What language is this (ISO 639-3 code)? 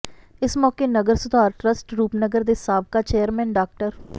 pan